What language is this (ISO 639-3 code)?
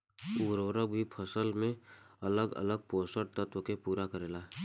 bho